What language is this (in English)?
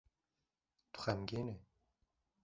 Kurdish